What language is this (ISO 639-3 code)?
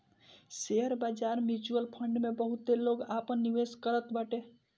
bho